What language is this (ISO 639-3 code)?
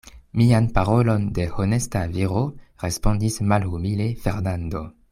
epo